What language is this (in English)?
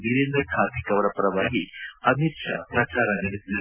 Kannada